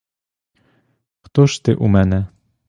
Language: Ukrainian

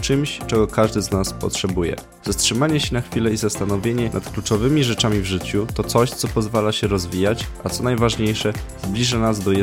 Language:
Polish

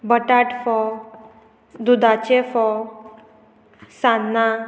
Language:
Konkani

